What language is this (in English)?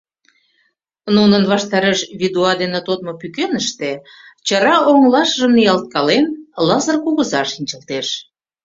Mari